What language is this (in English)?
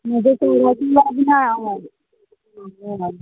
Konkani